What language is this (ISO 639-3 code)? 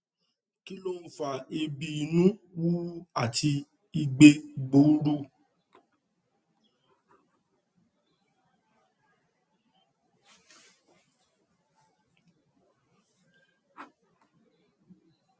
yor